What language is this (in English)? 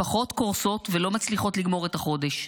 Hebrew